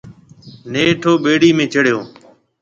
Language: Marwari (Pakistan)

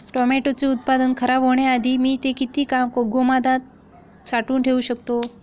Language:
Marathi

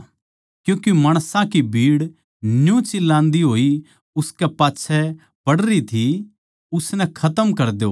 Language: Haryanvi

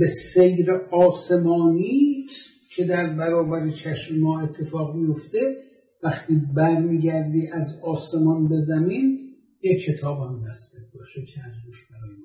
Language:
Persian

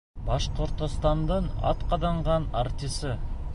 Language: Bashkir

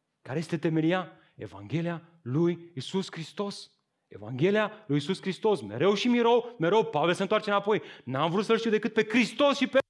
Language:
Romanian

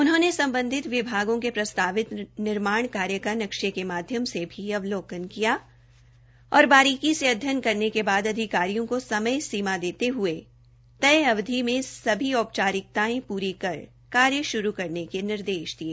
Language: Hindi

